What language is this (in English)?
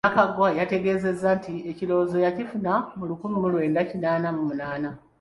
Ganda